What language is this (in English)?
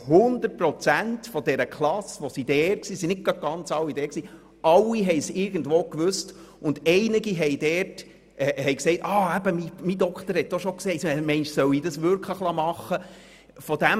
Swiss German